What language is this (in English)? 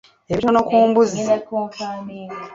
Ganda